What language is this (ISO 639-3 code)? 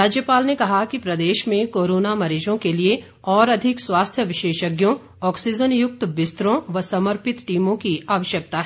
hin